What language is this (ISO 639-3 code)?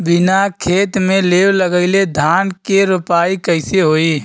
bho